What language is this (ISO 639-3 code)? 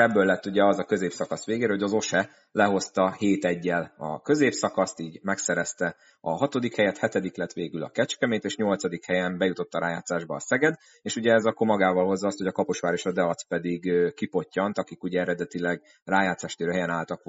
hun